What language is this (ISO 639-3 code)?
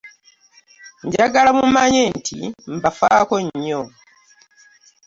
lug